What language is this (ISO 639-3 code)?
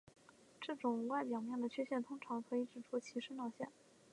zho